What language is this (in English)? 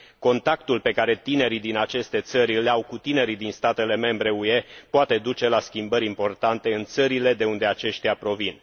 Romanian